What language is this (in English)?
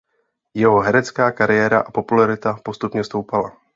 Czech